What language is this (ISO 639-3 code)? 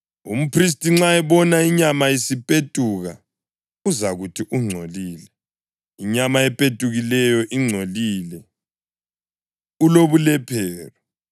nde